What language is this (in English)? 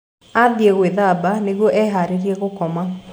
Kikuyu